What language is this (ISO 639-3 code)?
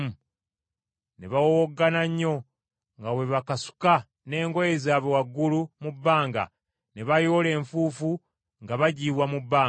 lug